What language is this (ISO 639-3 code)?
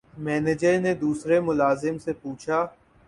urd